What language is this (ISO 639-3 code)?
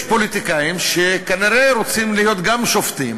heb